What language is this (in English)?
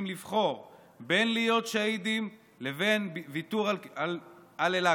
Hebrew